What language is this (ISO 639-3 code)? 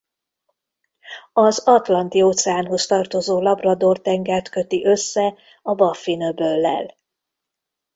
hun